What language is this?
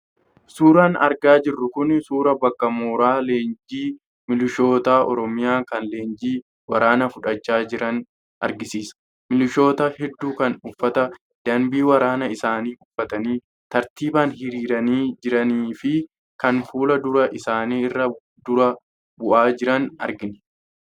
Oromo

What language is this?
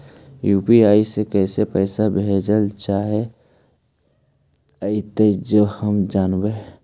Magahi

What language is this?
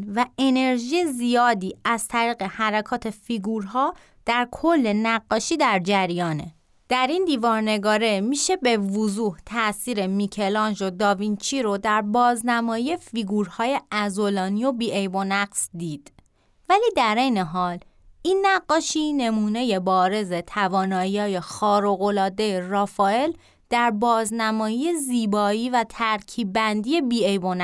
Persian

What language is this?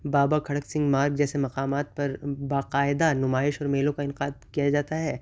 Urdu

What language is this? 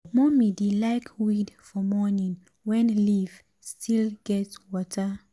Nigerian Pidgin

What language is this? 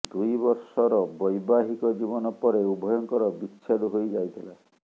Odia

